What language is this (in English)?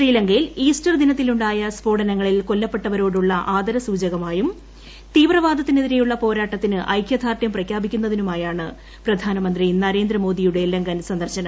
Malayalam